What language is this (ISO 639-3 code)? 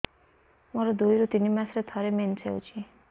ori